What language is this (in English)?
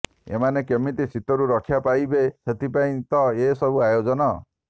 Odia